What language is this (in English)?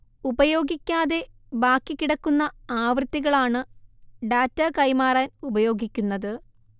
Malayalam